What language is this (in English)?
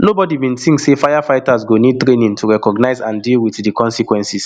Nigerian Pidgin